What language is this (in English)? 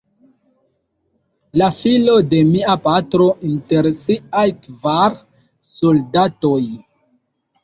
Esperanto